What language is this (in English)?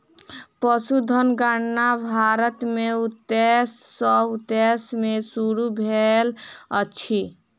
Maithili